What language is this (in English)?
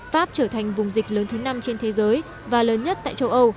Vietnamese